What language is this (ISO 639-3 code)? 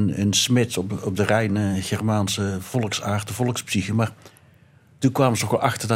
nld